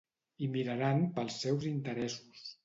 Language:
Catalan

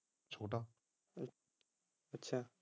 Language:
Punjabi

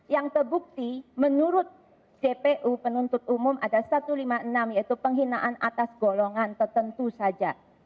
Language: Indonesian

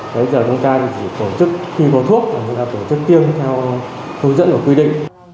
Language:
Vietnamese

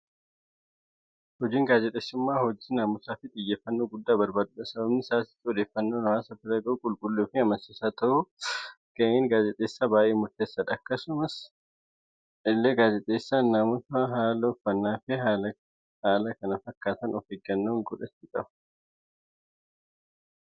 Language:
Oromo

